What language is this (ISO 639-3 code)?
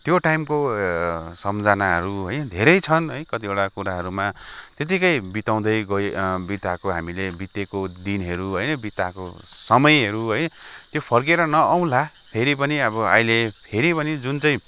nep